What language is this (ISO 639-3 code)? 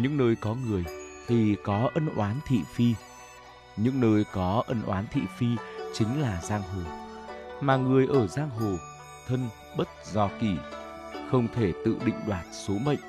vie